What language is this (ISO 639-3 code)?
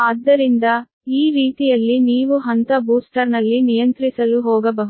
kan